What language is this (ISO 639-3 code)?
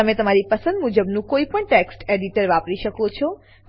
guj